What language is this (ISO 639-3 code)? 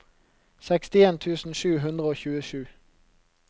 nor